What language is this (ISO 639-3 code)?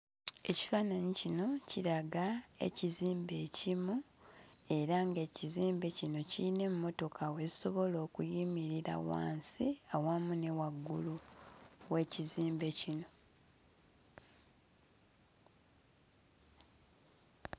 lug